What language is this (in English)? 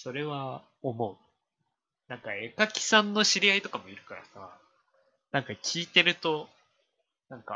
Japanese